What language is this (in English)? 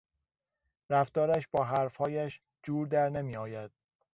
Persian